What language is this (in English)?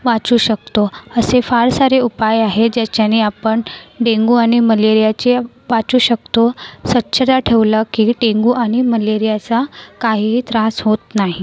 Marathi